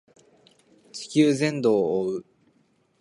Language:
Japanese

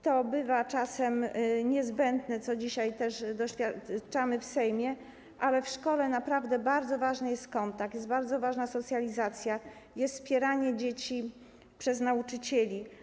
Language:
Polish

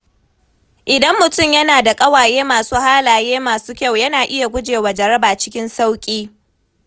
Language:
Hausa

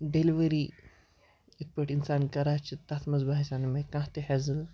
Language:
Kashmiri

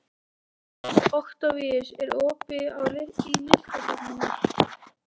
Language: Icelandic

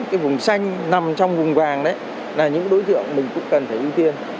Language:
Vietnamese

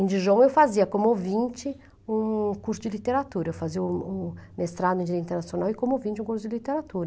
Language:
Portuguese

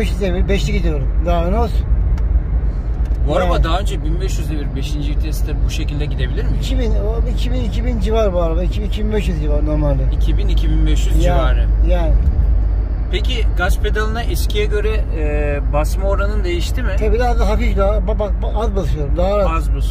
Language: Turkish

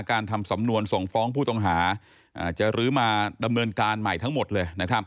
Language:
Thai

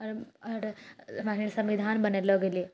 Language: Maithili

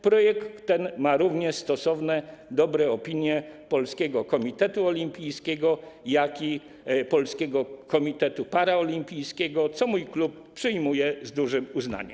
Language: Polish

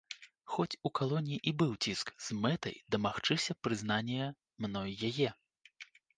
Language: Belarusian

